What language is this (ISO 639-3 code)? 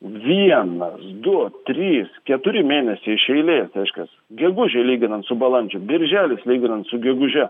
lit